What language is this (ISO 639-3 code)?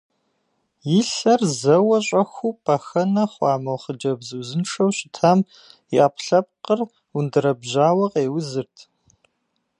kbd